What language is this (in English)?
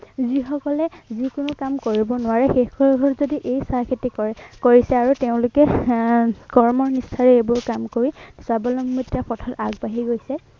Assamese